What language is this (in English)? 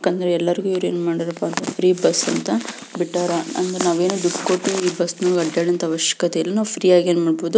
Kannada